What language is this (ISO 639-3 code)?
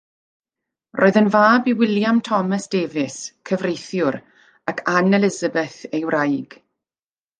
cym